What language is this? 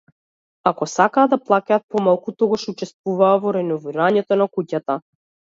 Macedonian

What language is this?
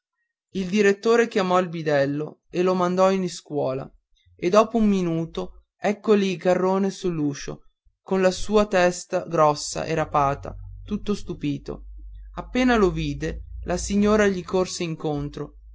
Italian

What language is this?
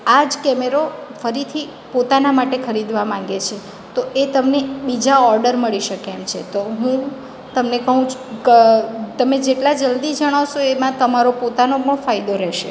Gujarati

